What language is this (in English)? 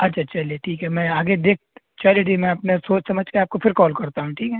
Urdu